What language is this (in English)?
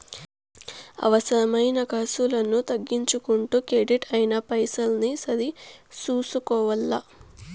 Telugu